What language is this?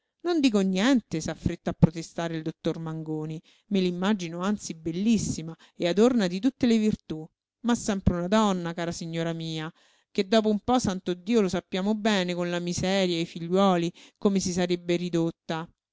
Italian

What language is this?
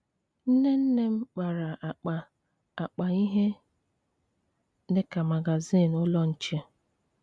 Igbo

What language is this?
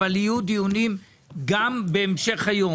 Hebrew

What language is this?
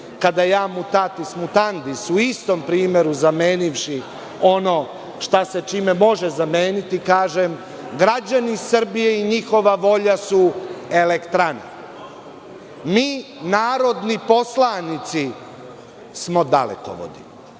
Serbian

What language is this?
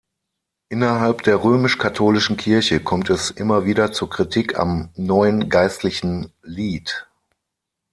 German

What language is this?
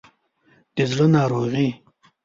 Pashto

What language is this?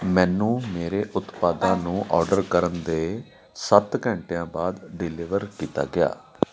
Punjabi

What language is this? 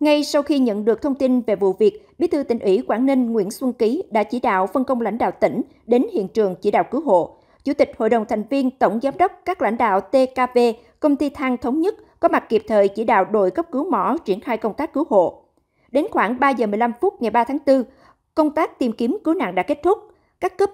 Vietnamese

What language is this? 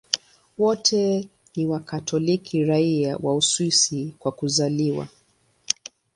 Swahili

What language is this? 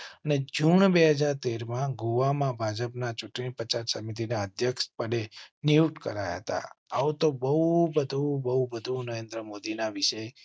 Gujarati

